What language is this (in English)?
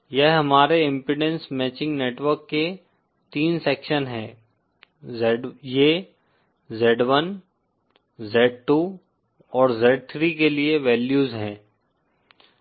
Hindi